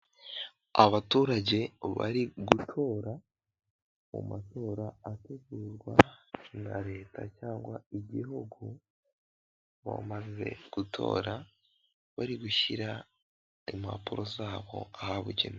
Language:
Kinyarwanda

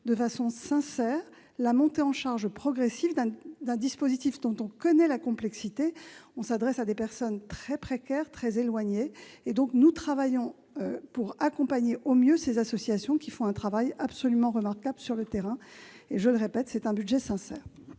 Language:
French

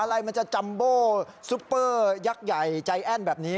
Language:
Thai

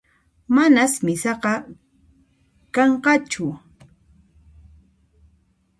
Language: Puno Quechua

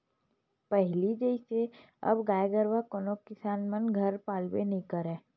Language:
Chhattisgarhi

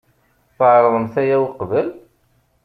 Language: Kabyle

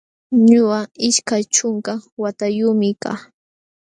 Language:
Jauja Wanca Quechua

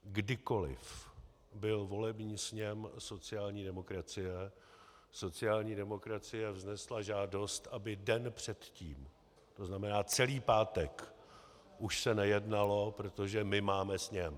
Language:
Czech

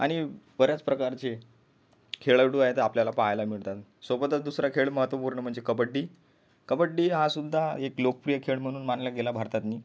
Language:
Marathi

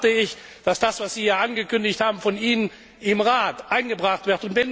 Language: German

